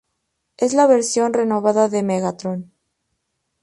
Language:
Spanish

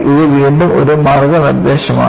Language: Malayalam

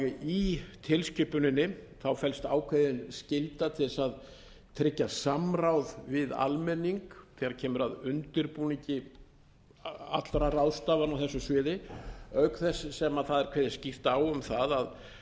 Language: Icelandic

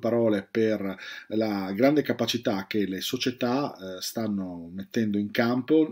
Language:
Italian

